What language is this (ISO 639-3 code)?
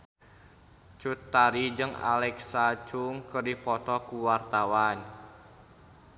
sun